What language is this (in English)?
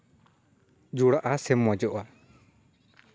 Santali